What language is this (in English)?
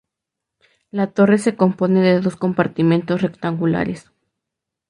Spanish